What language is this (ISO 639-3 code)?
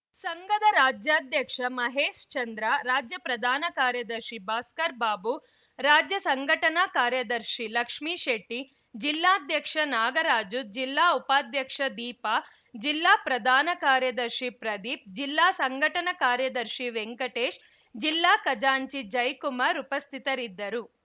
kan